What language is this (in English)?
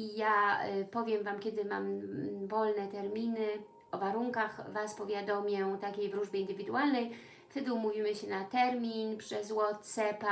Polish